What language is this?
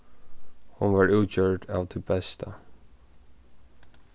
Faroese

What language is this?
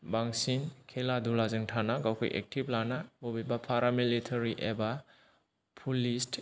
Bodo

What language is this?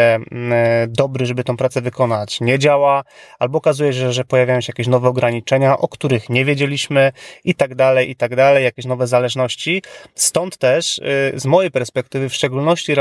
Polish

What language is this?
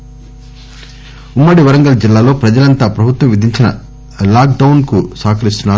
Telugu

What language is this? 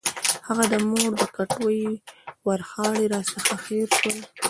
Pashto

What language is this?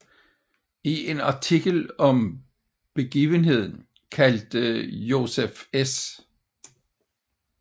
Danish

